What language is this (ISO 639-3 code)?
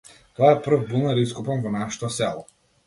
mkd